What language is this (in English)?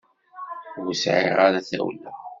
Kabyle